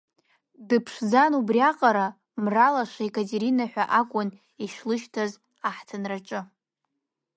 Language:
Abkhazian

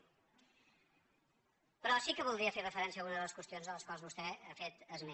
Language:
Catalan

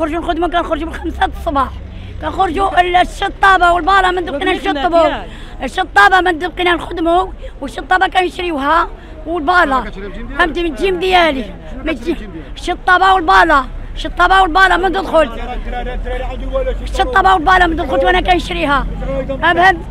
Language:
Arabic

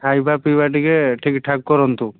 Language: Odia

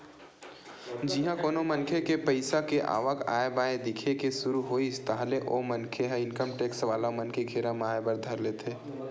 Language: Chhattisgarhi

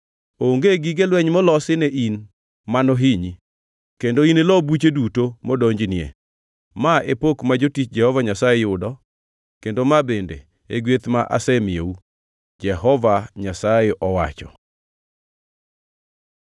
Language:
Luo (Kenya and Tanzania)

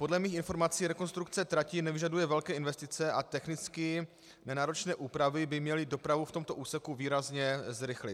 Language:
Czech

